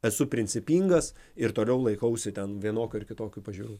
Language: Lithuanian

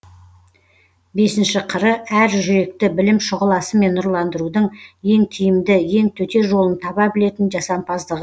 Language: Kazakh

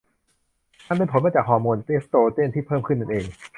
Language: Thai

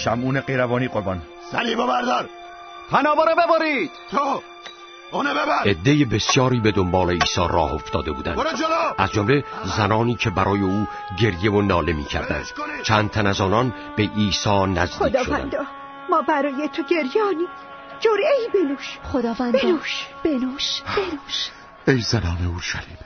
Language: Persian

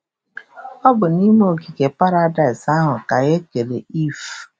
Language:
Igbo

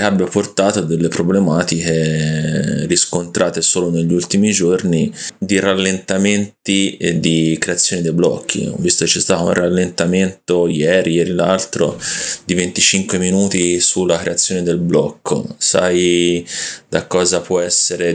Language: Italian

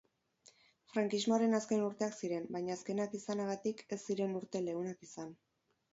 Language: Basque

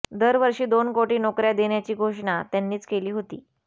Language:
Marathi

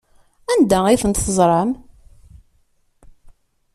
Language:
Kabyle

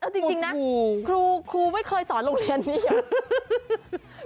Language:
Thai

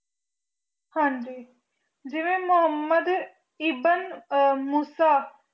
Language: Punjabi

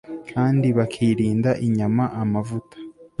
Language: Kinyarwanda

